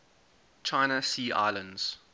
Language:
English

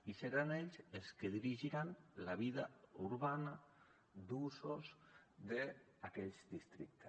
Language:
Catalan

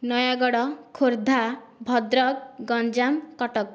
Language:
Odia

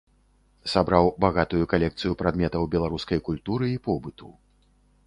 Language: Belarusian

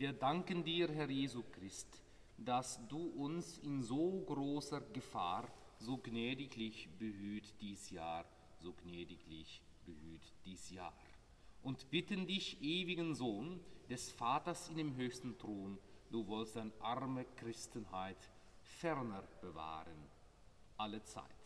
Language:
Dutch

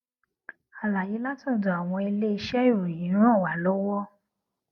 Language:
Yoruba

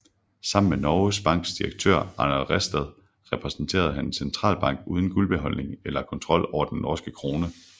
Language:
Danish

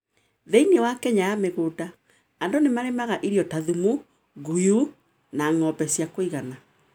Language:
Kikuyu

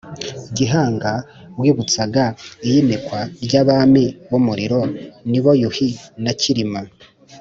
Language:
Kinyarwanda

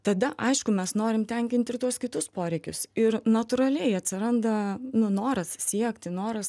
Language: Lithuanian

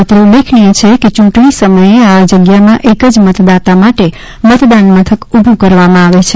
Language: Gujarati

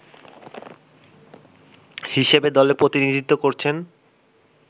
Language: Bangla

